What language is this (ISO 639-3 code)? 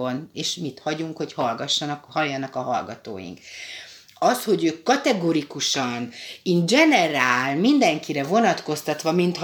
hun